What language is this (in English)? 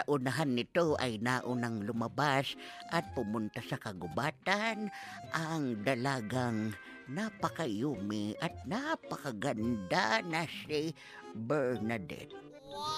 Filipino